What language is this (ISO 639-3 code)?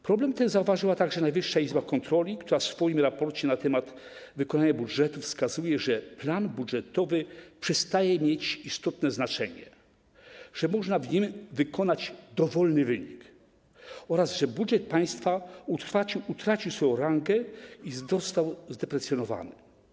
pol